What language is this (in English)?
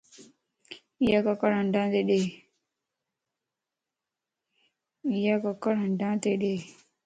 Lasi